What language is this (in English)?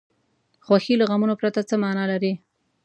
Pashto